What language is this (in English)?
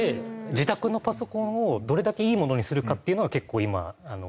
Japanese